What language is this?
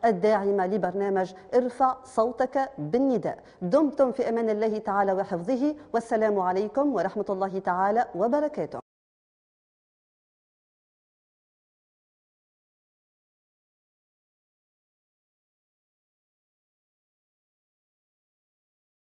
Arabic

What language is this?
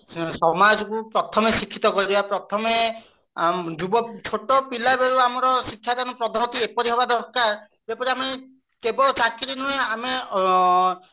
Odia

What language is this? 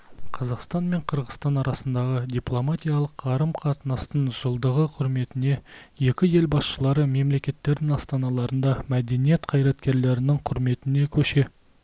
Kazakh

